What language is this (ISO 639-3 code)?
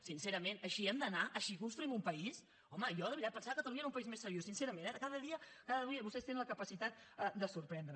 cat